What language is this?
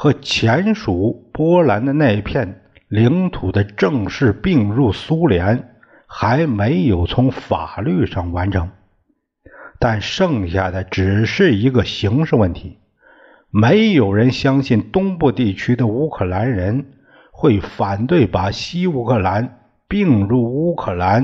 Chinese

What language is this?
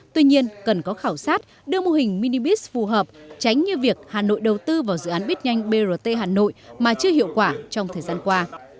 Vietnamese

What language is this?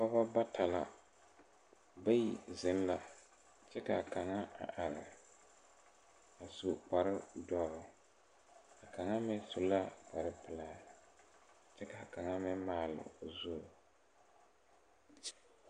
Southern Dagaare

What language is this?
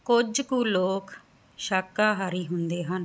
Punjabi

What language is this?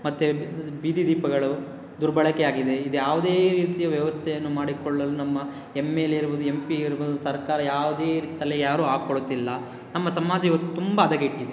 Kannada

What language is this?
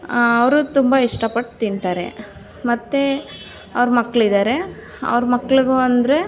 Kannada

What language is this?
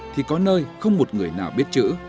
Vietnamese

